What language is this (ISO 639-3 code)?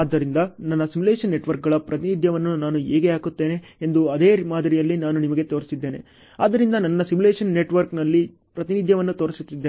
kan